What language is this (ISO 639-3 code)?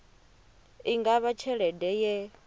ven